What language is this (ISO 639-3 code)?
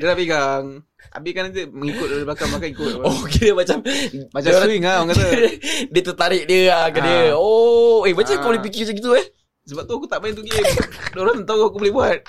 msa